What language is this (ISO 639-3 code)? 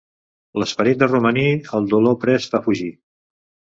cat